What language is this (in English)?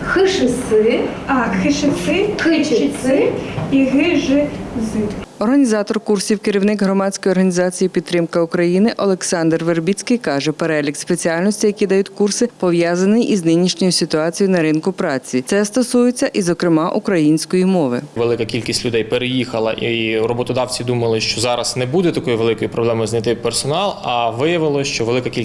Ukrainian